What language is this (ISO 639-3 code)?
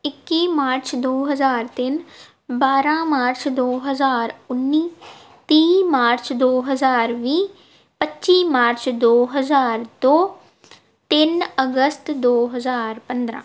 pan